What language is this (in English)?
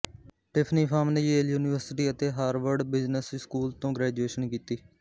Punjabi